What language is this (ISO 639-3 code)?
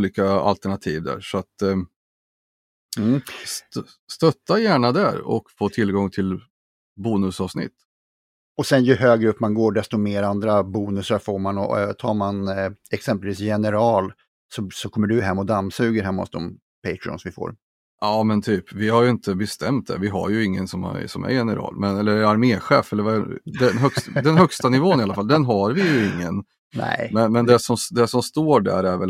swe